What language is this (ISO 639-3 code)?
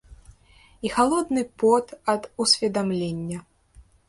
bel